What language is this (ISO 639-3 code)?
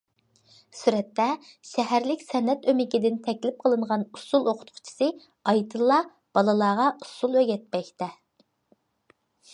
uig